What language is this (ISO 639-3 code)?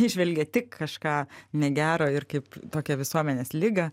lit